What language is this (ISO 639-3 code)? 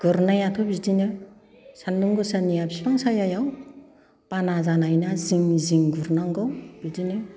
brx